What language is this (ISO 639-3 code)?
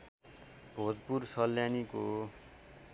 nep